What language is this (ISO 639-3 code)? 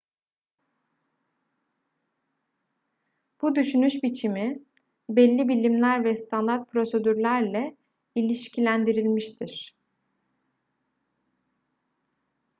tur